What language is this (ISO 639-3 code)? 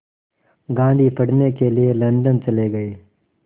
hin